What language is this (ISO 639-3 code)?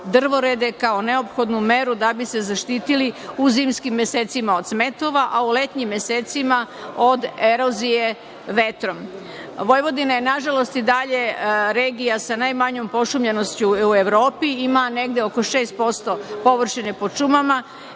srp